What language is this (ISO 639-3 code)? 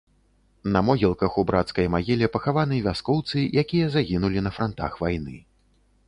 bel